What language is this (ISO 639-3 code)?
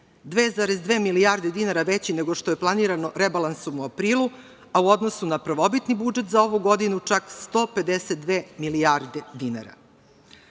srp